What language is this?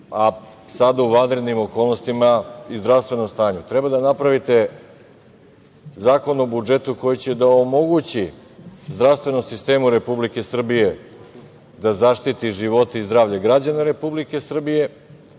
Serbian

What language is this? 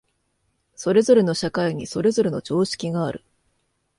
Japanese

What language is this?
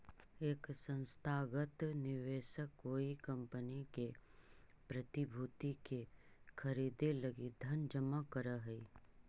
Magahi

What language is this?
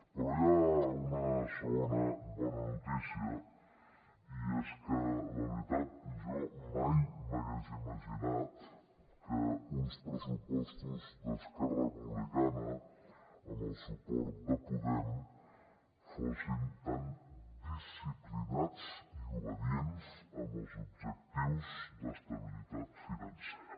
Catalan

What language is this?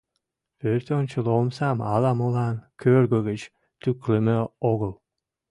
Mari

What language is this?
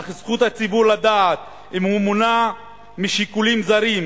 Hebrew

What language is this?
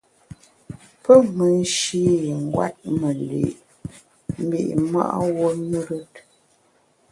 Bamun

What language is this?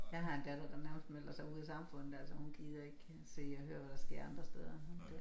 Danish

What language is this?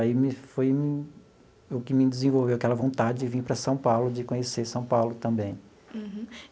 Portuguese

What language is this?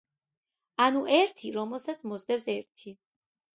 Georgian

